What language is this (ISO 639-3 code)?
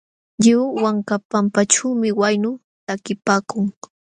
qxw